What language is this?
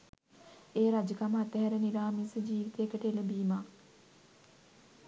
Sinhala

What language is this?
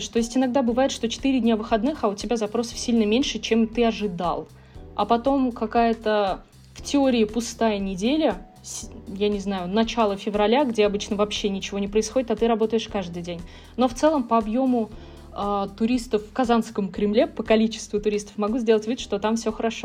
Russian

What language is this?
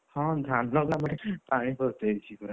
Odia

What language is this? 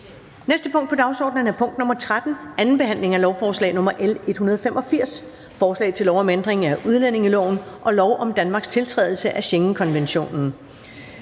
Danish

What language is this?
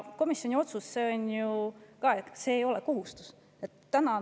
Estonian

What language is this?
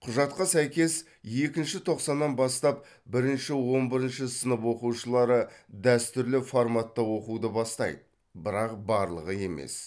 Kazakh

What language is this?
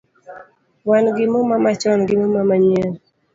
Luo (Kenya and Tanzania)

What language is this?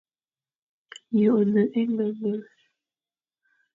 Fang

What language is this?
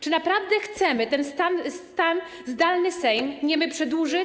Polish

